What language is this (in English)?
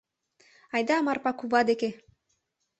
Mari